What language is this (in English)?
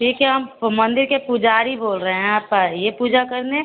Hindi